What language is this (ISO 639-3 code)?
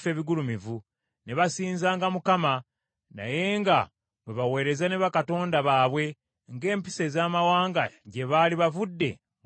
lug